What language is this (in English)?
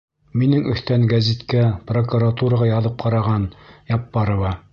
Bashkir